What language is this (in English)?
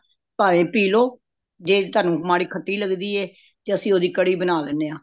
Punjabi